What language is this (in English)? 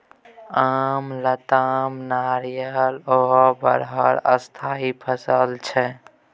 Maithili